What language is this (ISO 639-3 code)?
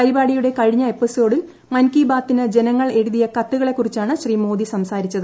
mal